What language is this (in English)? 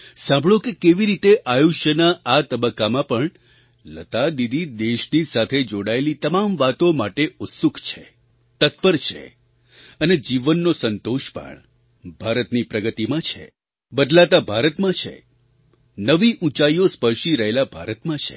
Gujarati